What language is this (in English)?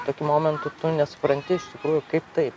Lithuanian